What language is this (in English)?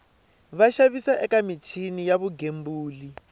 Tsonga